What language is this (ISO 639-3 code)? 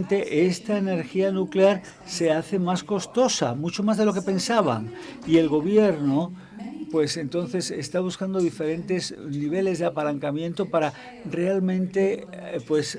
spa